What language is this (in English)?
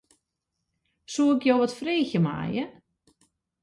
Western Frisian